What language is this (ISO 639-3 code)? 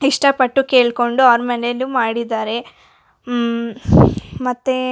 kan